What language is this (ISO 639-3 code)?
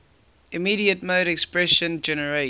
eng